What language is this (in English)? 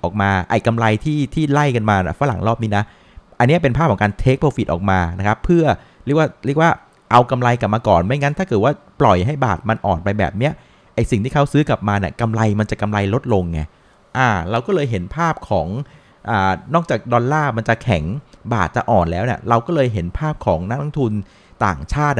Thai